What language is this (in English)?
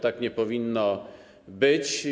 Polish